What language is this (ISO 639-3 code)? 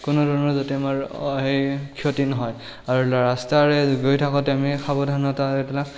asm